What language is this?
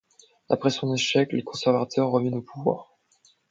French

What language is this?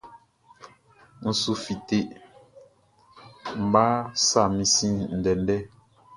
Baoulé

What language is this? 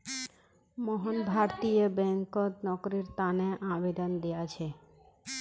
Magahi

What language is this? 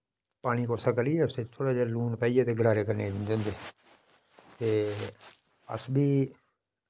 Dogri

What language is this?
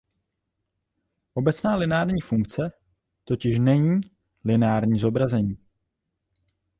Czech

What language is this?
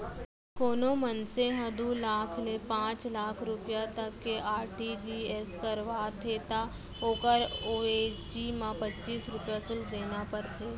Chhattisgarhi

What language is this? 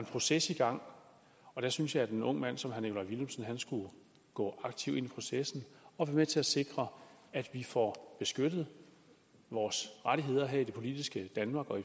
Danish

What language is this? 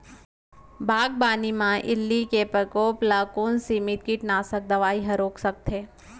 Chhattisgarhi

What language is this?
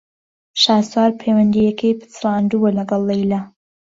Central Kurdish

